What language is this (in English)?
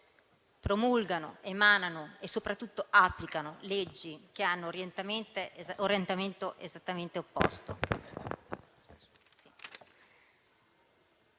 Italian